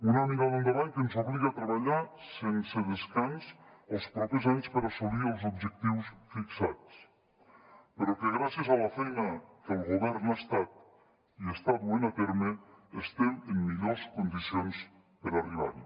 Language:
Catalan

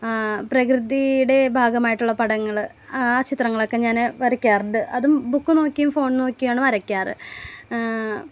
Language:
Malayalam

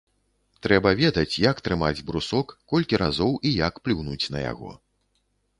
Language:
Belarusian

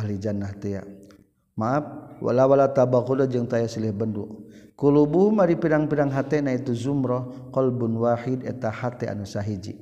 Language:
Malay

